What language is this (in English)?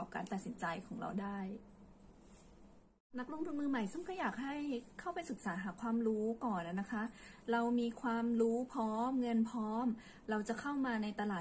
Thai